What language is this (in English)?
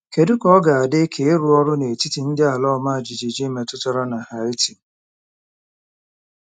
Igbo